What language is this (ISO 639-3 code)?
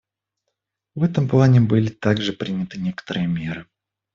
rus